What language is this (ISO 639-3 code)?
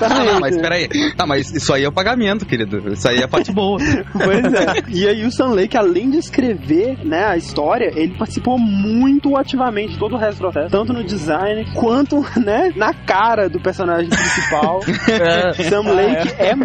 por